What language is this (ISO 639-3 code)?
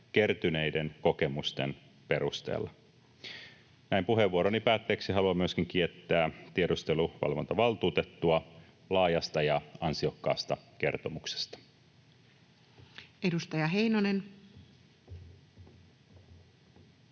fin